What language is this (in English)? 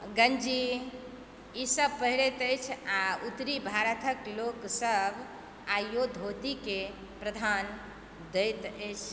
Maithili